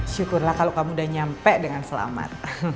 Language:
Indonesian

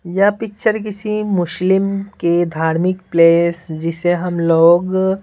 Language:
Hindi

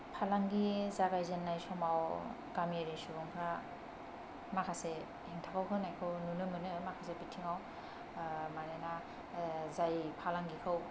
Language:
Bodo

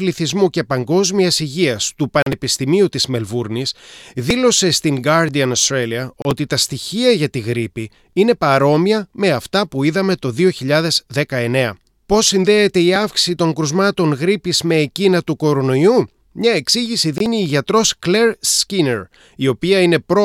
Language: Greek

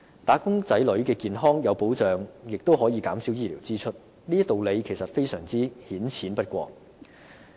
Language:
Cantonese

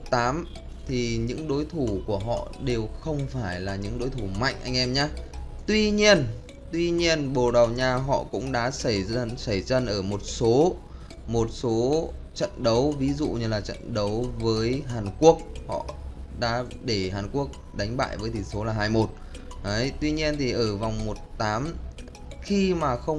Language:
Vietnamese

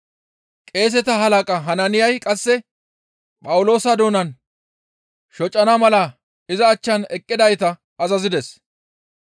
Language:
Gamo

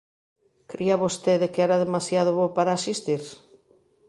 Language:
Galician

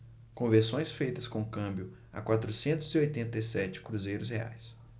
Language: Portuguese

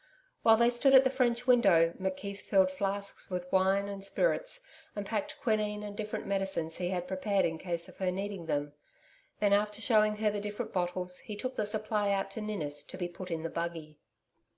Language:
English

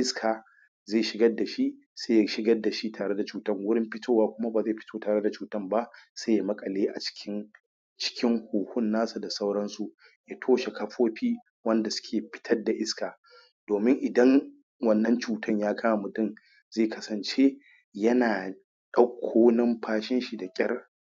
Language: Hausa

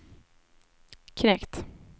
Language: Swedish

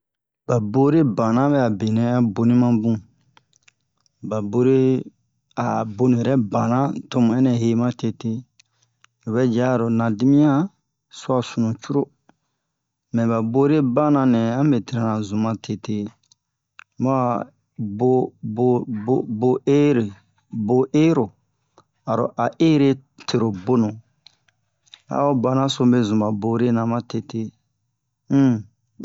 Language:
Bomu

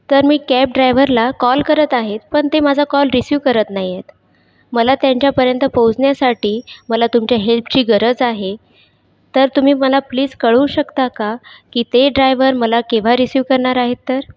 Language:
Marathi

